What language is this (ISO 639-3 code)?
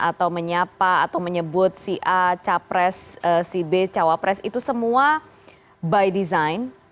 ind